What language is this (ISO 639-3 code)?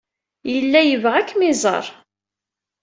kab